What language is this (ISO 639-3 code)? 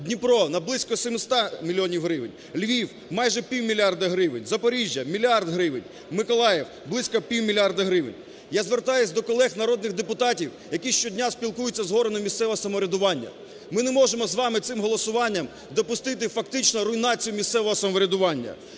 ukr